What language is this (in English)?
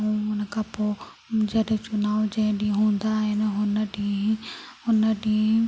Sindhi